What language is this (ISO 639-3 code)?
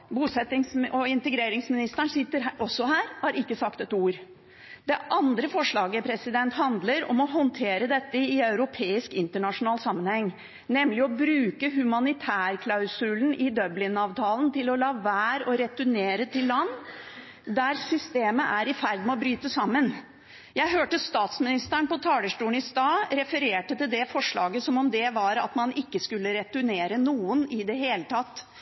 nob